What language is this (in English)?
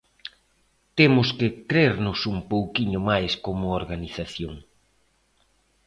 Galician